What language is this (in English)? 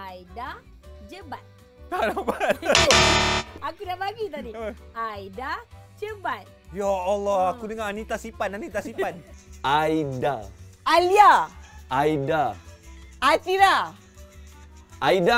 Malay